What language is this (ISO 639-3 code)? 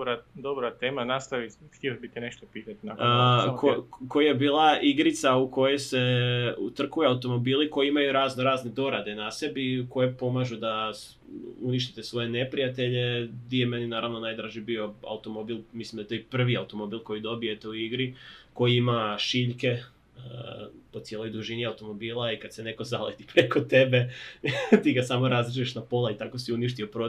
hrv